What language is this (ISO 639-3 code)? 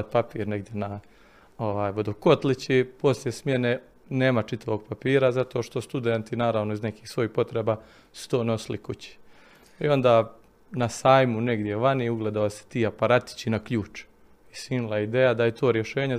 hrv